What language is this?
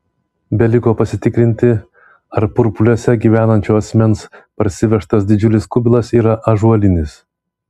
Lithuanian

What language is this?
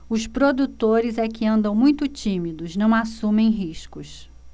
Portuguese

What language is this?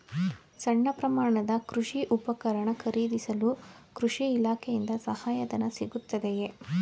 Kannada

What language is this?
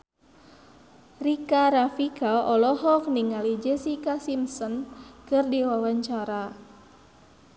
Sundanese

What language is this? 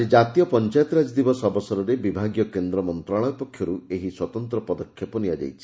Odia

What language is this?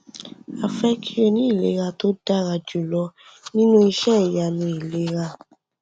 Yoruba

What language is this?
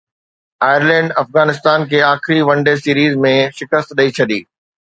Sindhi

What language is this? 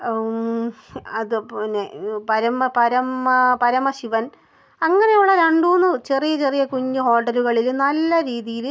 Malayalam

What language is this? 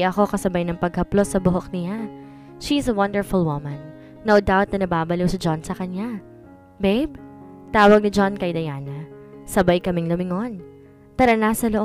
Filipino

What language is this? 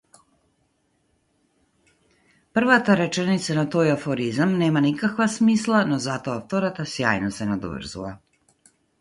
Macedonian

